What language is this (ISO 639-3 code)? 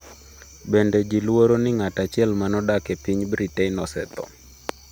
luo